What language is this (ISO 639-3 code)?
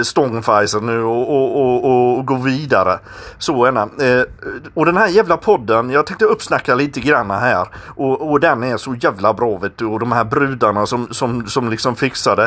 swe